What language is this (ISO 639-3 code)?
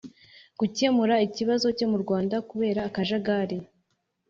kin